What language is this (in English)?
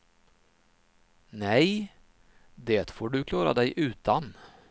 Swedish